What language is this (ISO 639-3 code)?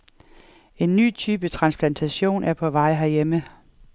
dan